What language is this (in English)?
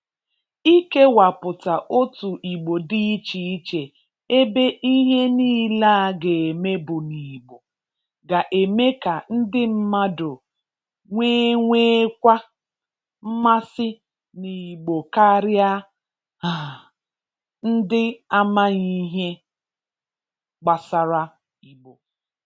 Igbo